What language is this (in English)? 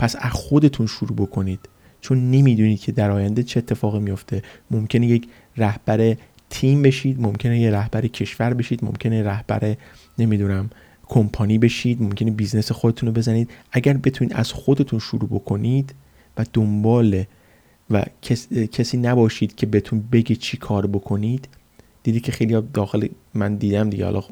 Persian